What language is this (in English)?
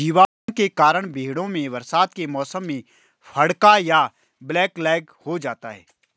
Hindi